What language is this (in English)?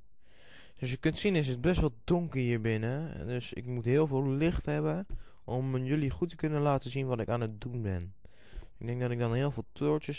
Dutch